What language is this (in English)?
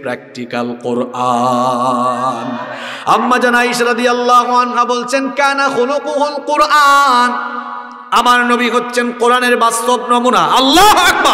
Arabic